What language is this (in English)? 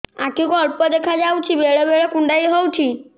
Odia